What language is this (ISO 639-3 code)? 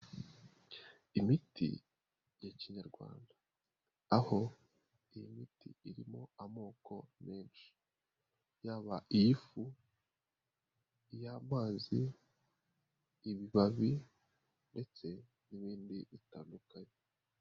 kin